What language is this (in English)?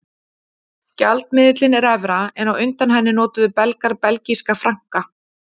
Icelandic